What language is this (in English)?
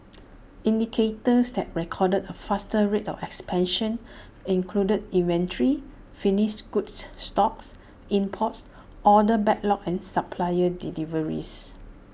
English